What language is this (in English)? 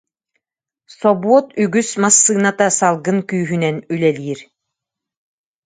Yakut